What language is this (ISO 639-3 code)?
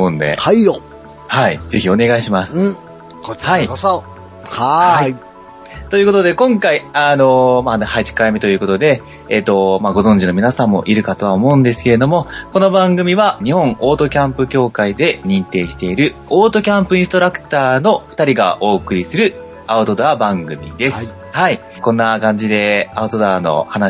jpn